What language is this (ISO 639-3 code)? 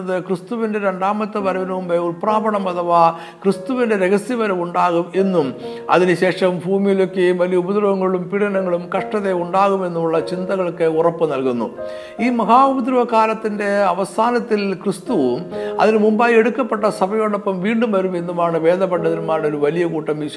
mal